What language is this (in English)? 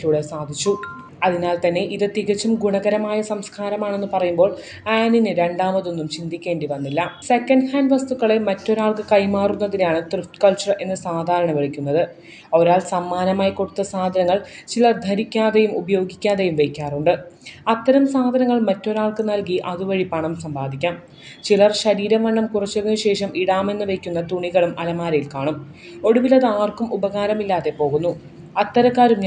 Malayalam